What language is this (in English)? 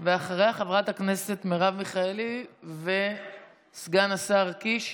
Hebrew